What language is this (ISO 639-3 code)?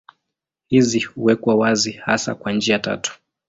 swa